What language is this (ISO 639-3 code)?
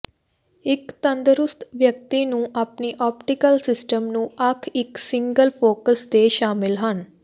pan